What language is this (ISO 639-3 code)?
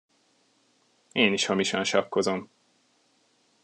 hun